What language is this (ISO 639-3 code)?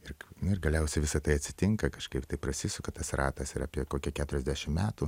lit